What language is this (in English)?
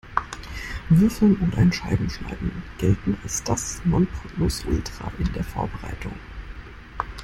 German